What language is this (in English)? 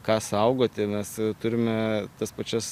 Lithuanian